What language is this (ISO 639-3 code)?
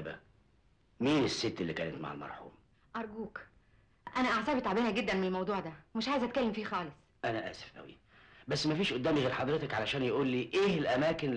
ara